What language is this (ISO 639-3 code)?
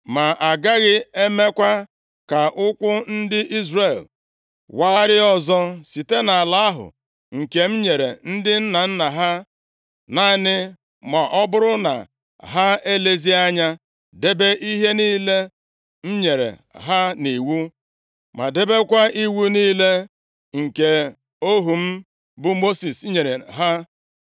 ibo